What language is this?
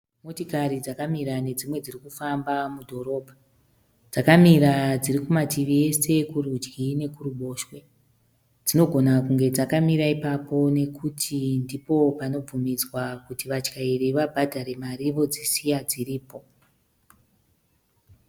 Shona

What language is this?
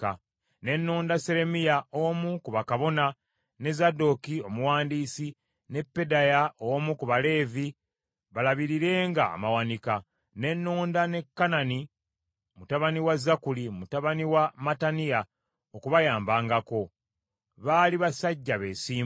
Ganda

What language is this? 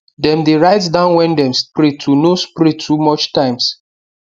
Nigerian Pidgin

